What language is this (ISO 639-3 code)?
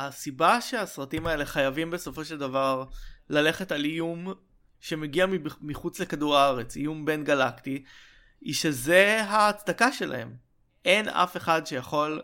heb